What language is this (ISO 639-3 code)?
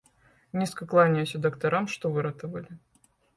bel